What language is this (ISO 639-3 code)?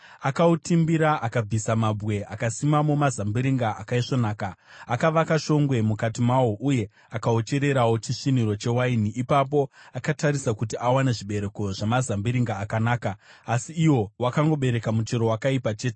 sna